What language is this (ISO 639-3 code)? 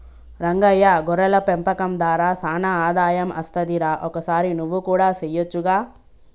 tel